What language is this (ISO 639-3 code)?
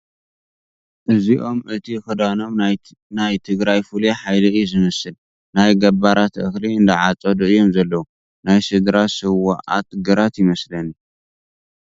tir